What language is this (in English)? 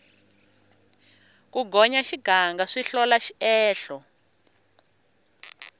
Tsonga